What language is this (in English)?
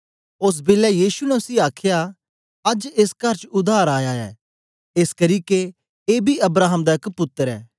Dogri